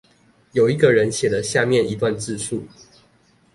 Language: Chinese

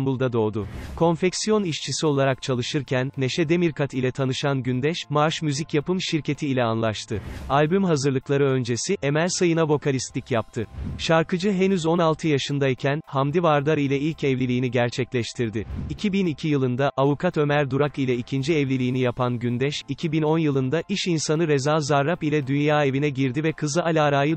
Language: Turkish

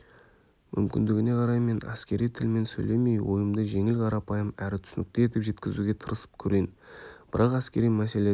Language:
Kazakh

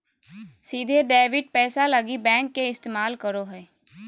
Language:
Magahi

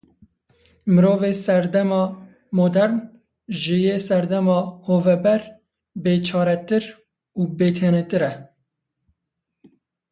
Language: Kurdish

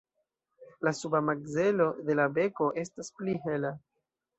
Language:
Esperanto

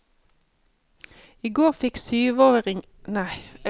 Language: Norwegian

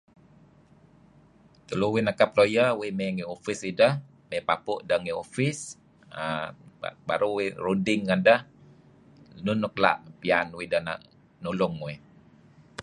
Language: Kelabit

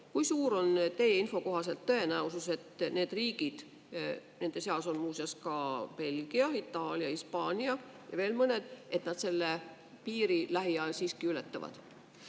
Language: Estonian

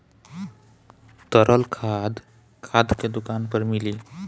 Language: Bhojpuri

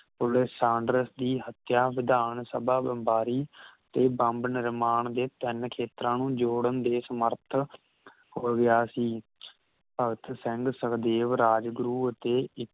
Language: Punjabi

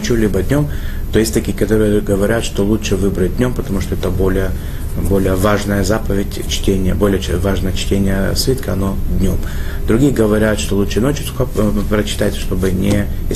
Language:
Russian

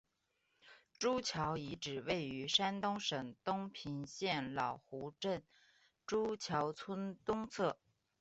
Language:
Chinese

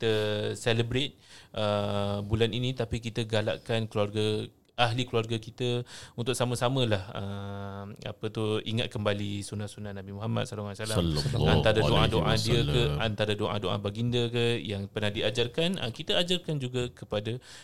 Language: Malay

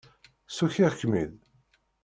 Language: Kabyle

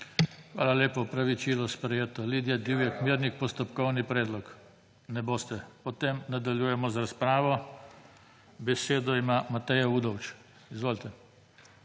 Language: Slovenian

